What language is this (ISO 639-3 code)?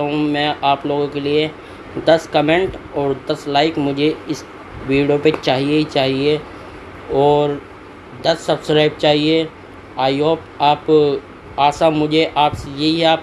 hin